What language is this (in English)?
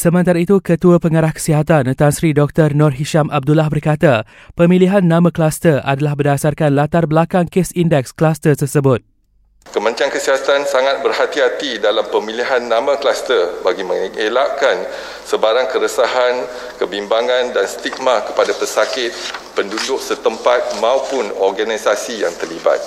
Malay